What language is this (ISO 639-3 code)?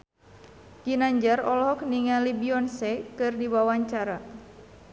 sun